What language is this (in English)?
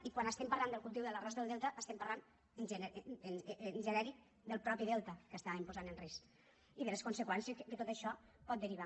Catalan